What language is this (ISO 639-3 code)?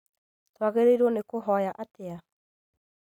kik